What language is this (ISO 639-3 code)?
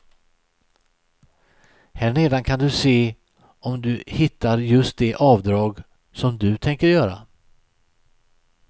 swe